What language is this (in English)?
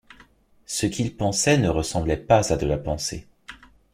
French